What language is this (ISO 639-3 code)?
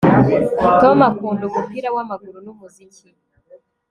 kin